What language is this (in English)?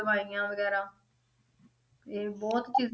Punjabi